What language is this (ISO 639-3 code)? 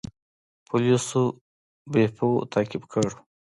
pus